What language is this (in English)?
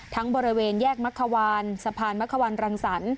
Thai